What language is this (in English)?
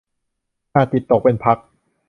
Thai